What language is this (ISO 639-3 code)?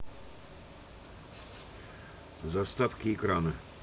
rus